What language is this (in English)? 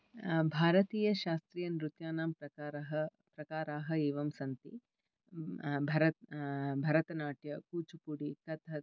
Sanskrit